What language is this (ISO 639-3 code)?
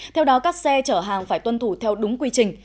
vie